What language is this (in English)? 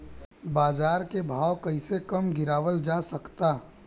Bhojpuri